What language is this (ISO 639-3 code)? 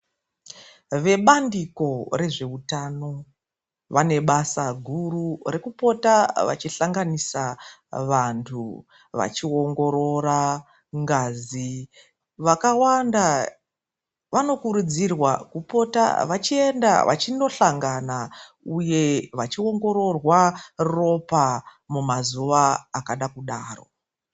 ndc